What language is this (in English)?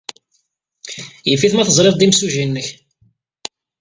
Kabyle